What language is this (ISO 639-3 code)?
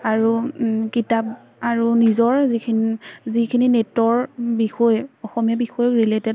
asm